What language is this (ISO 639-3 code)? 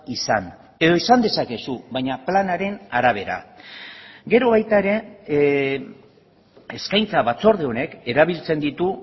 eus